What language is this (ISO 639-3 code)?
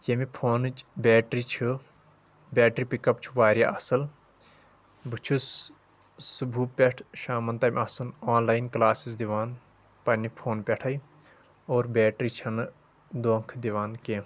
kas